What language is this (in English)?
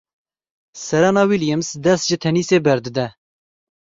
Kurdish